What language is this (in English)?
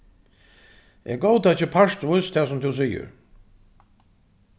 Faroese